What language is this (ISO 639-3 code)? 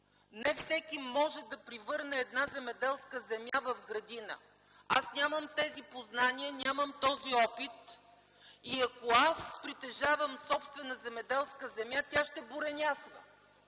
bul